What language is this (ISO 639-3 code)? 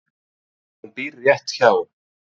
isl